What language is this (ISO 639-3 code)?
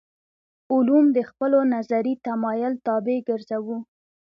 pus